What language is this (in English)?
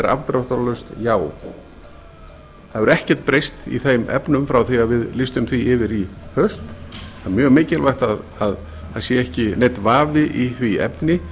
Icelandic